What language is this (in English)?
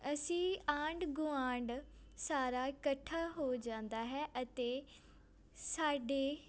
Punjabi